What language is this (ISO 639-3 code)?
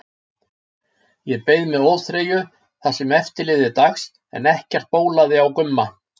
isl